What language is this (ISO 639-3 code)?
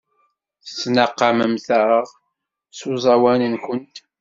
kab